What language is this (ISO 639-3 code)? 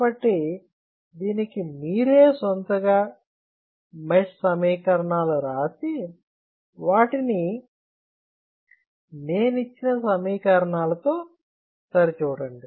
tel